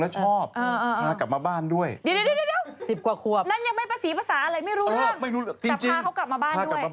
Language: Thai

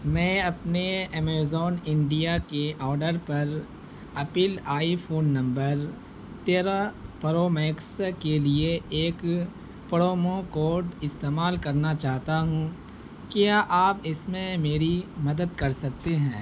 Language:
Urdu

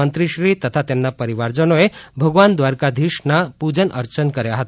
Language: Gujarati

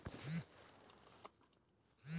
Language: Bhojpuri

